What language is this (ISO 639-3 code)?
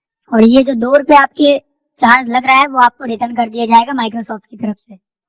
hin